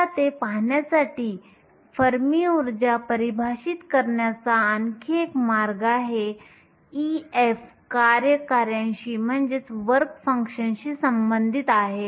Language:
Marathi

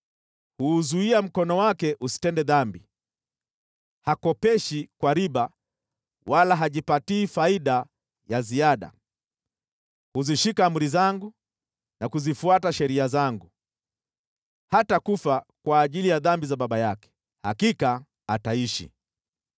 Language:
Swahili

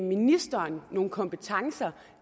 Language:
Danish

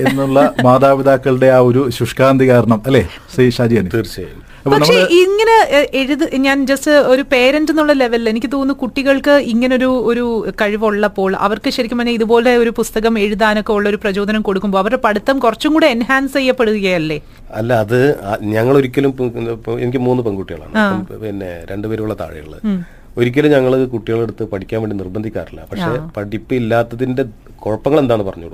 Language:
Malayalam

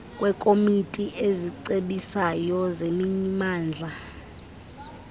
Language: Xhosa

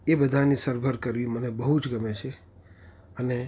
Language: Gujarati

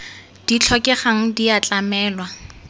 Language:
Tswana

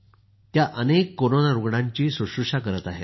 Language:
Marathi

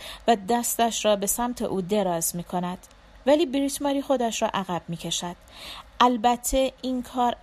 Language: Persian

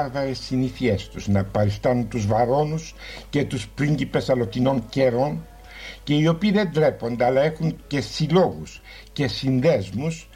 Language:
Greek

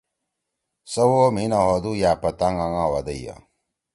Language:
Torwali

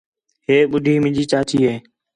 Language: Khetrani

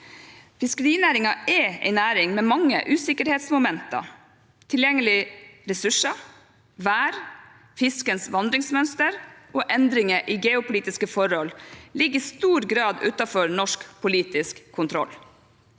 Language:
Norwegian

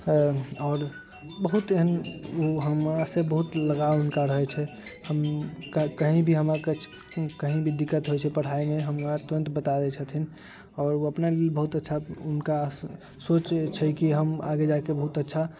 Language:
Maithili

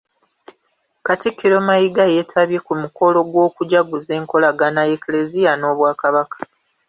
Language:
Ganda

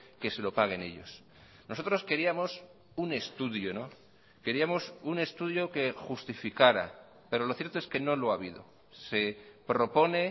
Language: Spanish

